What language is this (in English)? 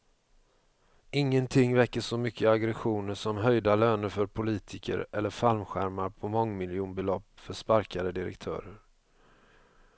Swedish